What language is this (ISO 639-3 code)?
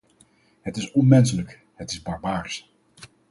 nld